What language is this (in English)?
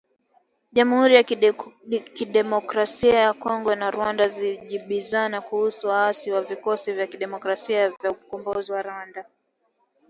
Swahili